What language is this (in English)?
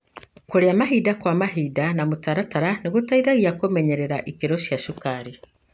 Kikuyu